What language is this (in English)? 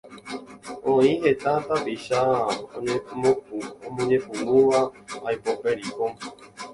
Guarani